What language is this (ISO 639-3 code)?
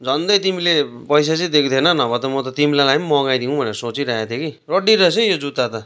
nep